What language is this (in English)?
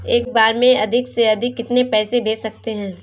Hindi